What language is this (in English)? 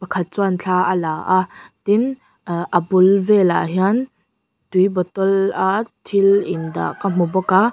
Mizo